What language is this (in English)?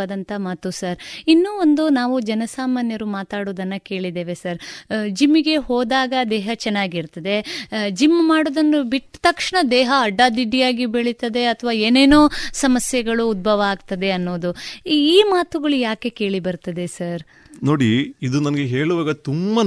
Kannada